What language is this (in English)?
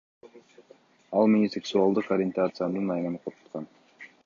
Kyrgyz